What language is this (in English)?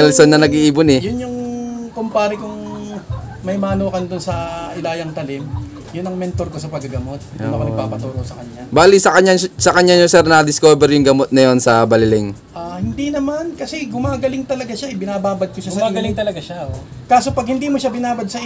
Filipino